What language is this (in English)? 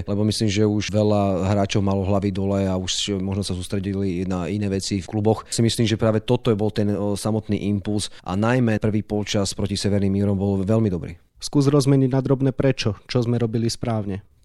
Slovak